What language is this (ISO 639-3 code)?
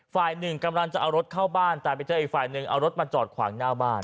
tha